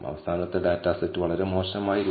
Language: Malayalam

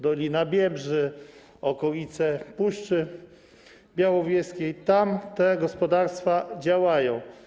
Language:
Polish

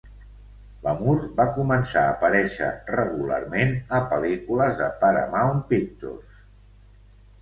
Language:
Catalan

